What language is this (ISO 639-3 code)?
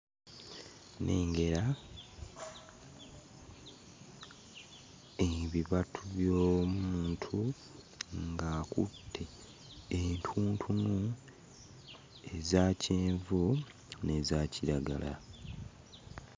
lug